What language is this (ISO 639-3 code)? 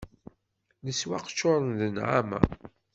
kab